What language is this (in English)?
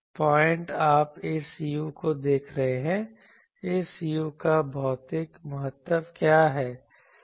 Hindi